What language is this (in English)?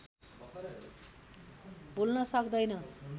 Nepali